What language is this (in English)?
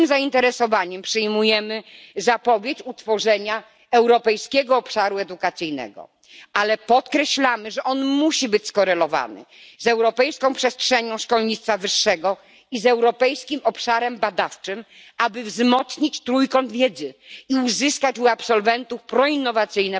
Polish